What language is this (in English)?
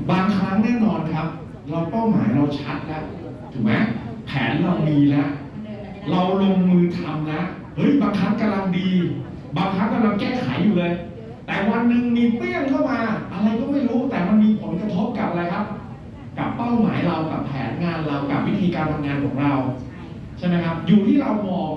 Thai